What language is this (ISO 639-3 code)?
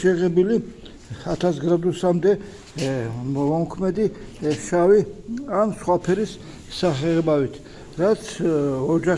tur